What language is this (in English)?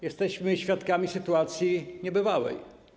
Polish